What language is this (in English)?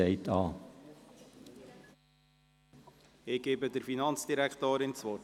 Swiss German